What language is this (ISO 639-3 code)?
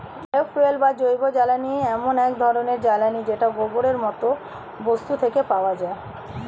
ben